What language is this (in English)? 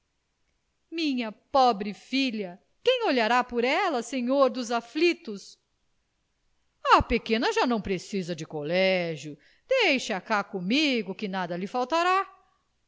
Portuguese